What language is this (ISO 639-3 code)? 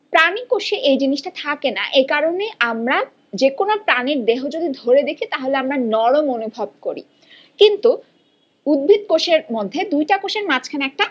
ben